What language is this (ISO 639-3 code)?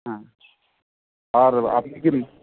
ben